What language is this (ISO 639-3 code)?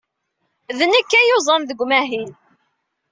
kab